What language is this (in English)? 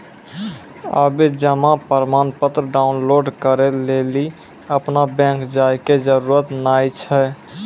Maithili